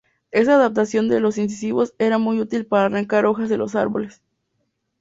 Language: Spanish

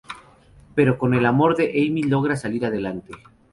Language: Spanish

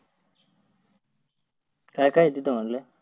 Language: Marathi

